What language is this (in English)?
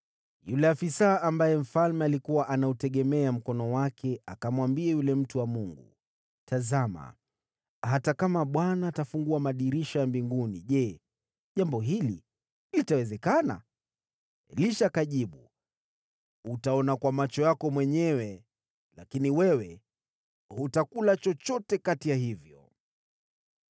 Swahili